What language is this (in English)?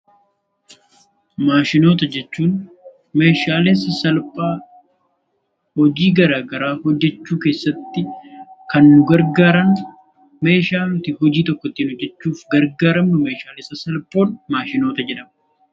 Oromo